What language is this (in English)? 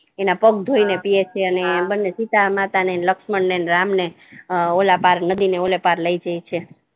Gujarati